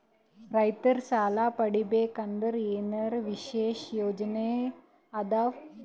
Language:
Kannada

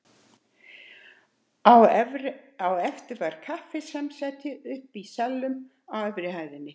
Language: Icelandic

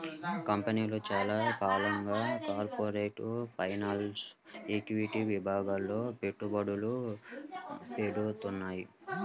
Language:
Telugu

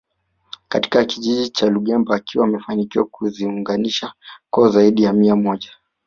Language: Swahili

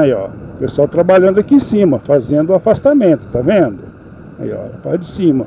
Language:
Portuguese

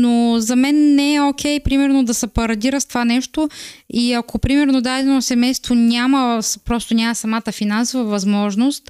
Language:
Bulgarian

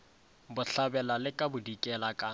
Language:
Northern Sotho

